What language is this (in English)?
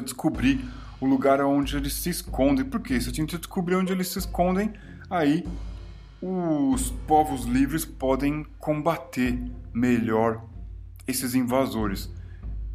Portuguese